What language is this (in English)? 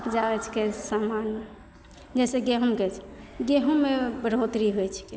Maithili